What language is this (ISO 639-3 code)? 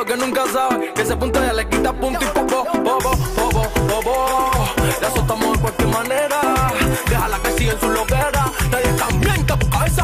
ron